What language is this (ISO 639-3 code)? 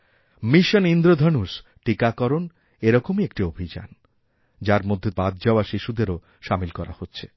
ben